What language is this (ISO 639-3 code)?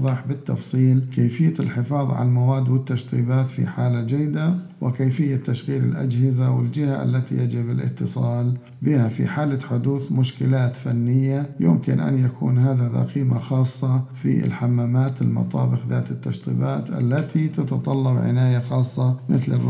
ara